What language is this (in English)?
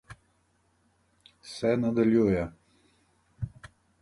Slovenian